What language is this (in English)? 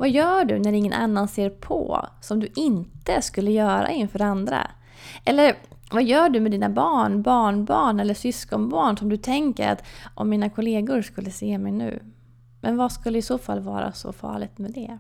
Swedish